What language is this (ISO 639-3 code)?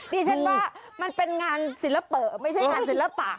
tha